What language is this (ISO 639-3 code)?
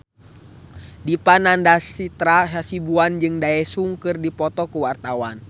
sun